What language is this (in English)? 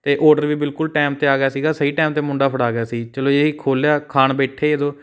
Punjabi